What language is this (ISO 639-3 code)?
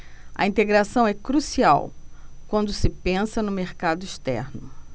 por